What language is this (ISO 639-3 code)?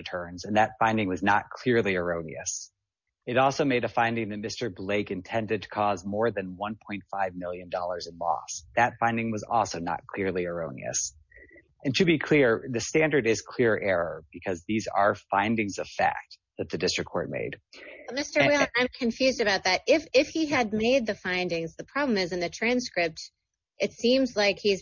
eng